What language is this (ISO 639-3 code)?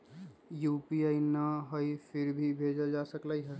mag